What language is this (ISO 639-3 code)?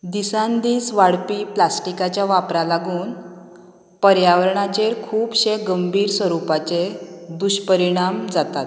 kok